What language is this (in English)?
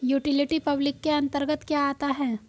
Hindi